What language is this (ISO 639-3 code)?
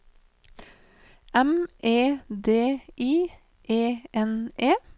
nor